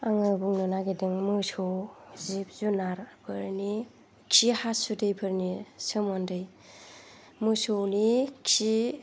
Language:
Bodo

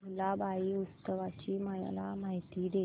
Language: Marathi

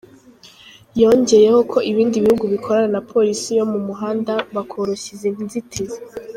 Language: Kinyarwanda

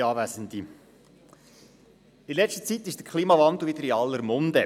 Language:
Swiss German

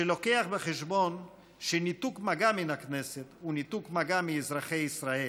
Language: Hebrew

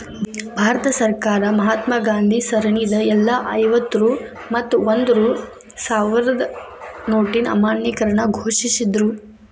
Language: Kannada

